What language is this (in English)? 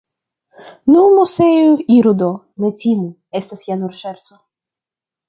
Esperanto